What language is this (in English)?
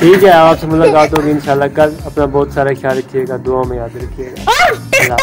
Korean